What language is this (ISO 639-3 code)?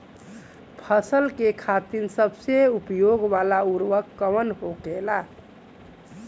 bho